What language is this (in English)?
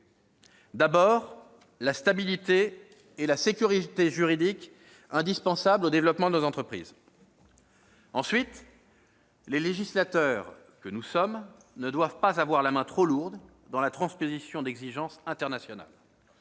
French